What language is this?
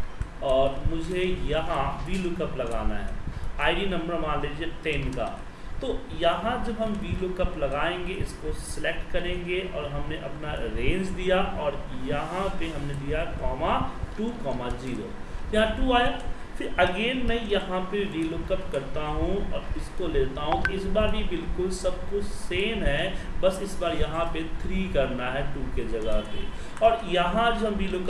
Hindi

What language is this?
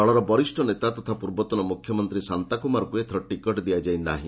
Odia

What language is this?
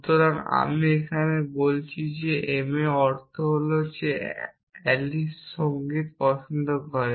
Bangla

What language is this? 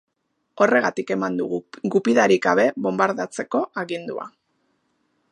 Basque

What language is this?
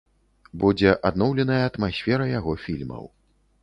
Belarusian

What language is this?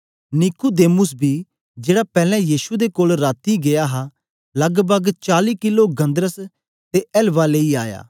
Dogri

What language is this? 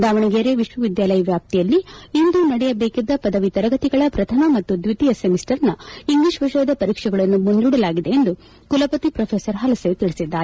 Kannada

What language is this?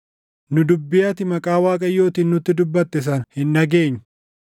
Oromo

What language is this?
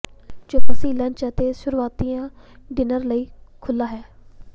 Punjabi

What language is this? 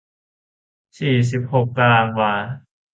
Thai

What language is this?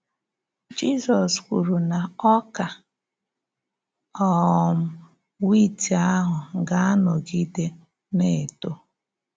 Igbo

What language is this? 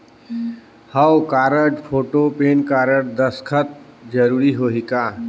Chhattisgarhi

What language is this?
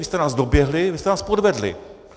Czech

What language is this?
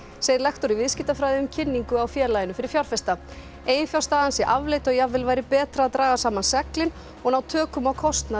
Icelandic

